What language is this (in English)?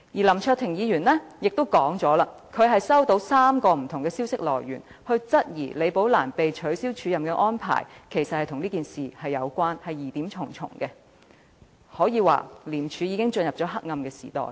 Cantonese